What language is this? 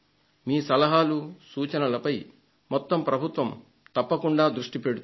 Telugu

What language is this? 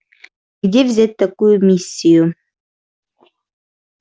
Russian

